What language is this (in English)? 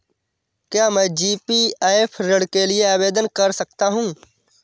Hindi